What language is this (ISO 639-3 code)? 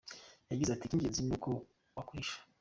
kin